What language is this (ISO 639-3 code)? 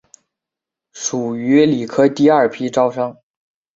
zho